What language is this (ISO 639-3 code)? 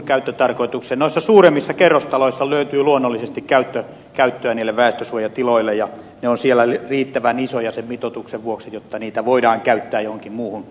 fin